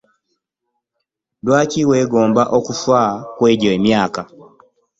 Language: Ganda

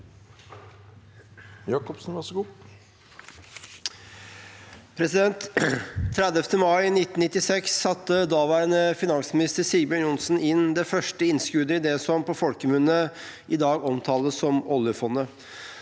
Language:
Norwegian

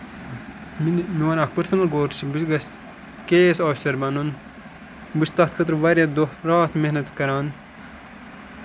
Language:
Kashmiri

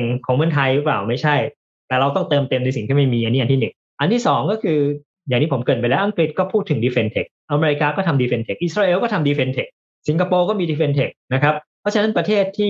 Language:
Thai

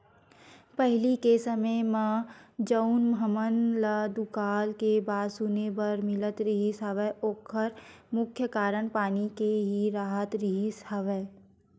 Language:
Chhattisgarhi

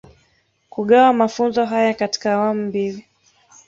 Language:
Swahili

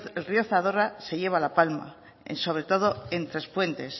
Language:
Spanish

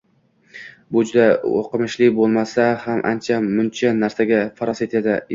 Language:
Uzbek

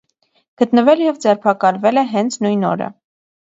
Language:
Armenian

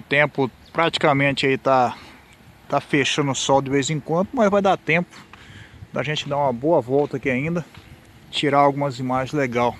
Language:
Portuguese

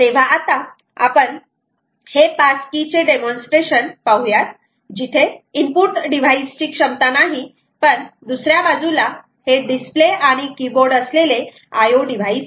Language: Marathi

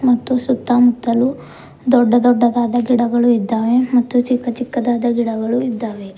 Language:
Kannada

